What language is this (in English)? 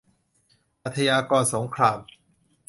Thai